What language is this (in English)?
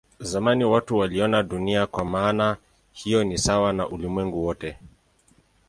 Swahili